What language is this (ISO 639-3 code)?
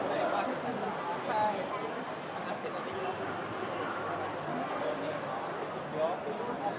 tha